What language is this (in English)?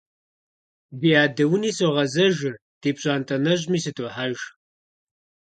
Kabardian